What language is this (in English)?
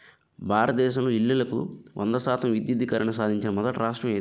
Telugu